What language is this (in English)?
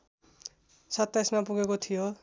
Nepali